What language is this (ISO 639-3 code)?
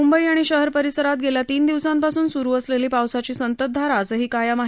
mar